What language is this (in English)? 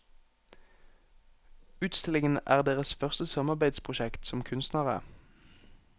Norwegian